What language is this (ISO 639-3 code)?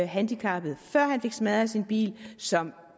dan